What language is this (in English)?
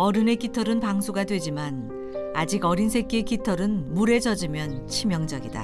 Korean